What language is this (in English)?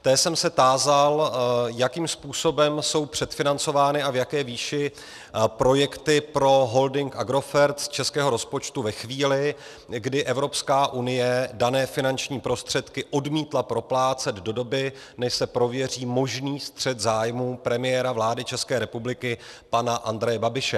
Czech